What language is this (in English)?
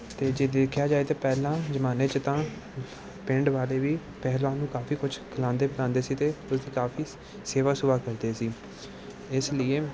Punjabi